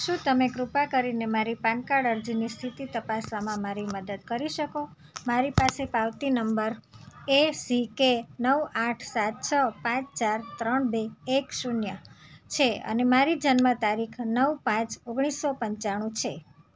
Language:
Gujarati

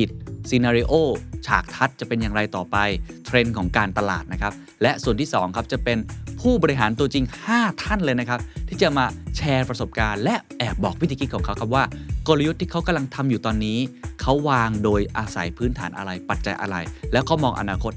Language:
Thai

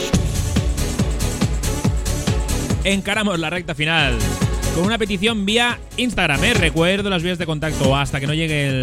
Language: Spanish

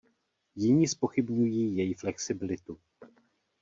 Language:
Czech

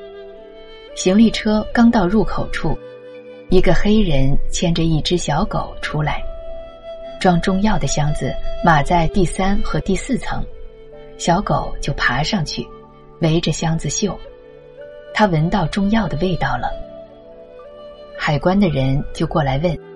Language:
Chinese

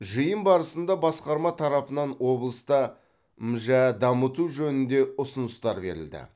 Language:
Kazakh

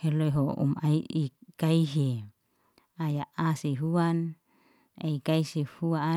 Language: Liana-Seti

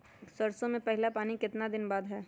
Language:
Magahi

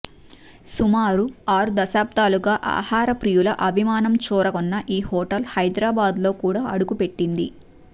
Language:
Telugu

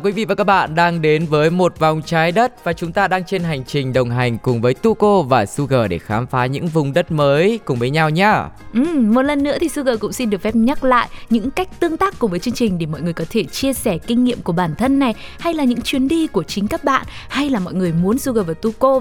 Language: Vietnamese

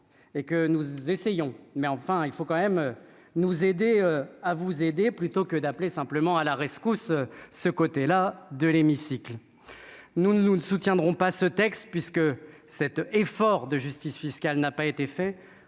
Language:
French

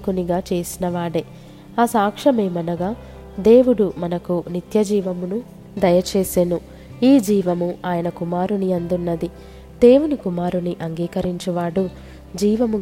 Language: Telugu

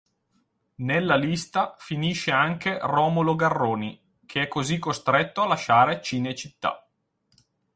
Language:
Italian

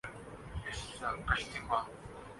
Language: Urdu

